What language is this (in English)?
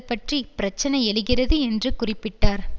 Tamil